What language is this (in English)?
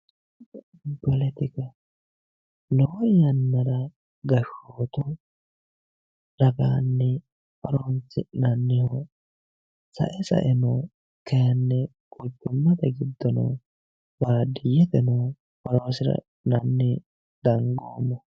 Sidamo